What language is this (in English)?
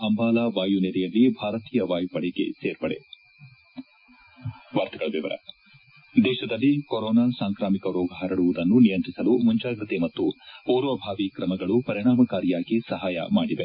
Kannada